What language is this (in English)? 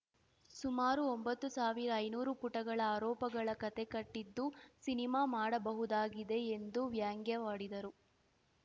Kannada